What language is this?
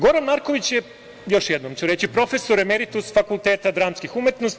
Serbian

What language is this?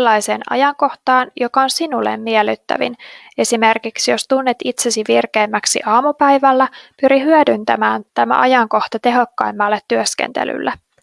Finnish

